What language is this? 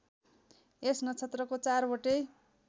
Nepali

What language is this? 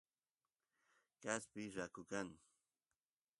Santiago del Estero Quichua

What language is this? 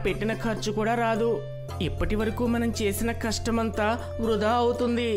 Telugu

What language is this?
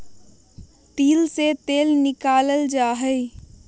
Magahi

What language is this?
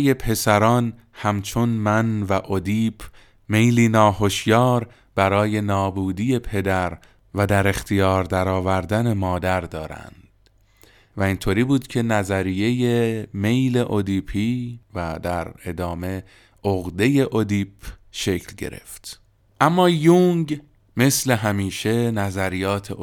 Persian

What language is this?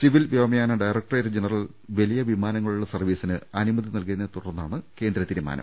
Malayalam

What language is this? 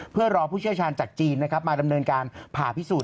Thai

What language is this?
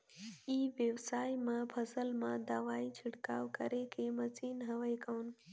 Chhattisgarhi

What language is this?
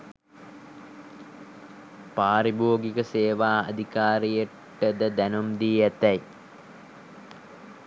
Sinhala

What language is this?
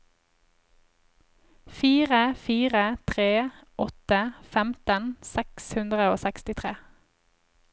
Norwegian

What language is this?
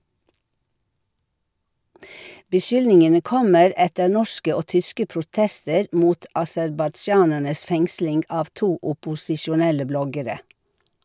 Norwegian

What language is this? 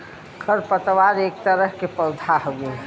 Bhojpuri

